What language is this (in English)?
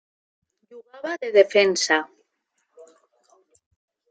Catalan